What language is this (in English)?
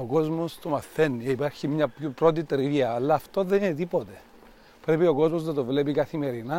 Greek